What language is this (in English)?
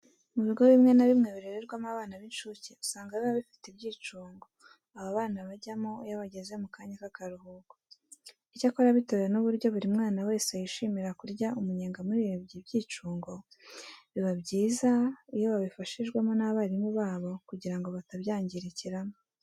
Kinyarwanda